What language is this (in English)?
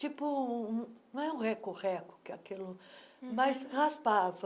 Portuguese